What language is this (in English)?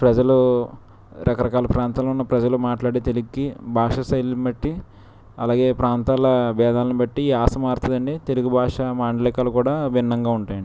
Telugu